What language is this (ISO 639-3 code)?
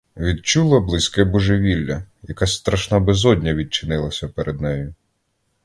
ukr